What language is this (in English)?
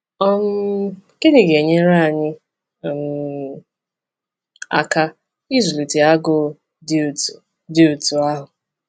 Igbo